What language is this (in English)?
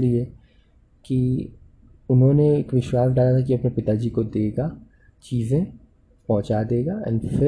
Hindi